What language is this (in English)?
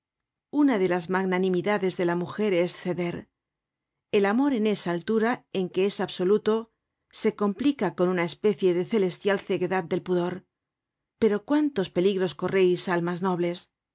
Spanish